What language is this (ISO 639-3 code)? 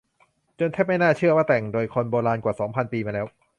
tha